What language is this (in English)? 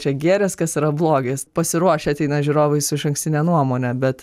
Lithuanian